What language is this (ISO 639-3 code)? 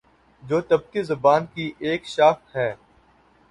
urd